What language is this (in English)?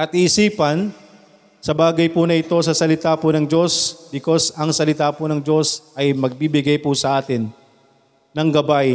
Filipino